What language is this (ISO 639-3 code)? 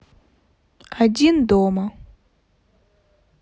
rus